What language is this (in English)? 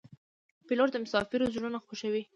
Pashto